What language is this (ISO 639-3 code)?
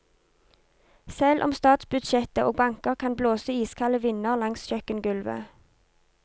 nor